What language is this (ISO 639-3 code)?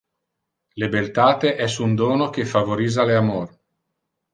ina